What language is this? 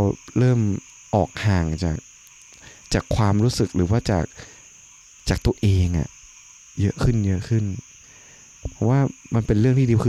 Thai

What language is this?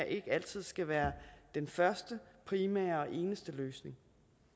Danish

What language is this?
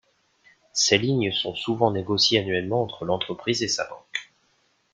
French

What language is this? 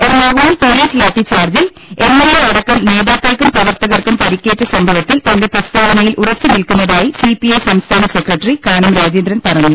Malayalam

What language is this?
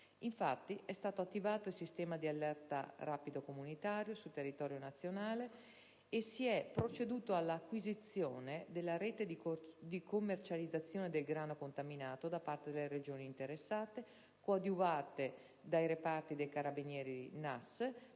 Italian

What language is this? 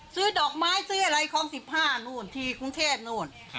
Thai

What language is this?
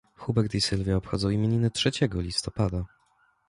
Polish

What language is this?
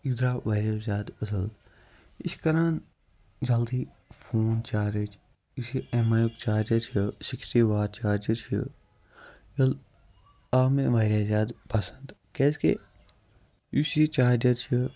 Kashmiri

